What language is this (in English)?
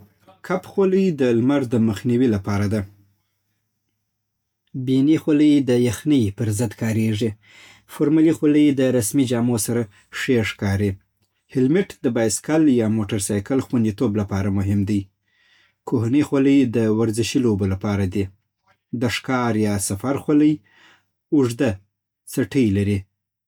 Southern Pashto